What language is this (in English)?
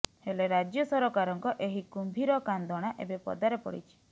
Odia